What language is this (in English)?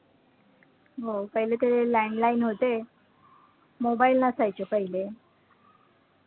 Marathi